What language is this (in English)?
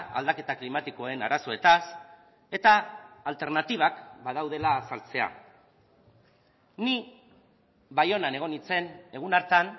Basque